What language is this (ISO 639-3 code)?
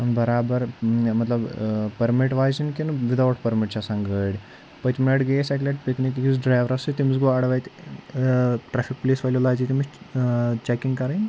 kas